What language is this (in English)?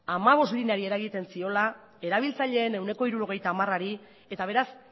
Basque